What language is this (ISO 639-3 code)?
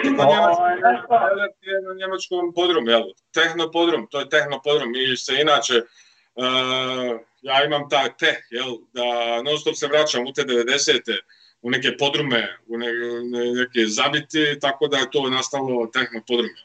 hrv